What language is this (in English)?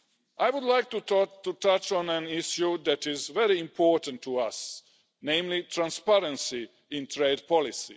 English